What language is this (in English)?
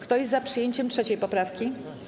Polish